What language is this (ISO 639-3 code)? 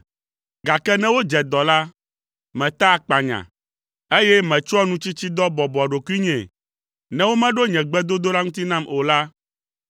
ewe